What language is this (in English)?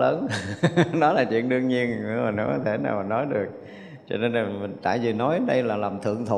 Vietnamese